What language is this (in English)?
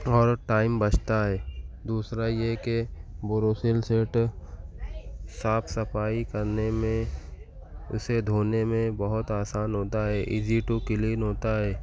Urdu